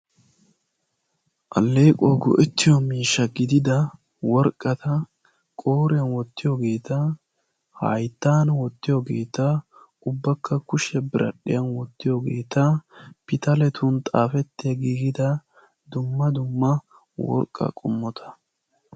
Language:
Wolaytta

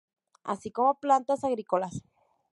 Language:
Spanish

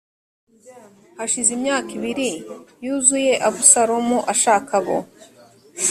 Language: Kinyarwanda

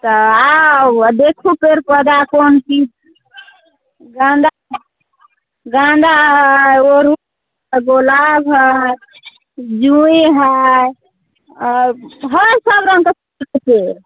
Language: Maithili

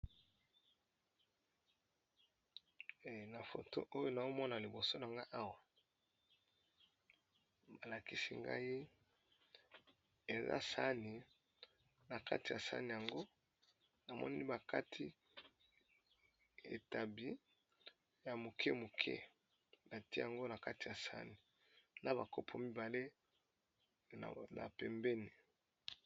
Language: Lingala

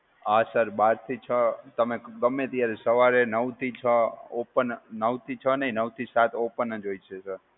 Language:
Gujarati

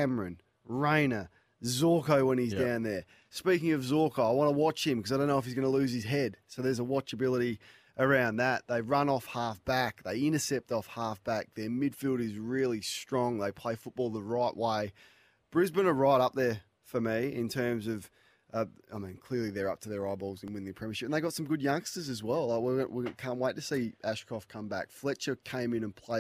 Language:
English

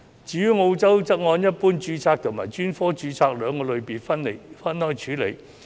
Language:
Cantonese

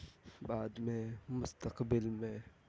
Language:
Urdu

